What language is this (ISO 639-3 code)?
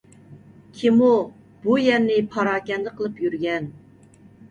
uig